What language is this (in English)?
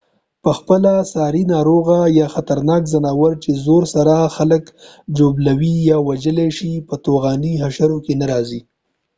Pashto